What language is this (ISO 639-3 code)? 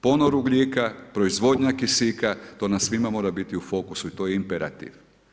hrv